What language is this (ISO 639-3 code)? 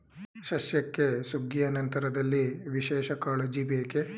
kan